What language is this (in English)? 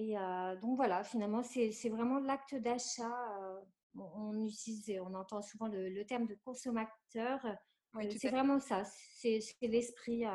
French